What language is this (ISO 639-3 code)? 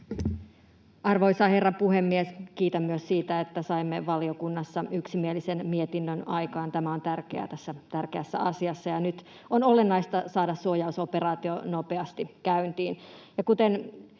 fin